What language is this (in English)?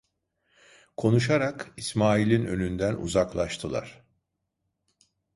Turkish